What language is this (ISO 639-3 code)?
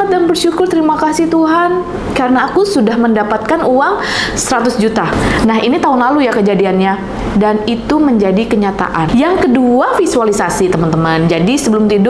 ind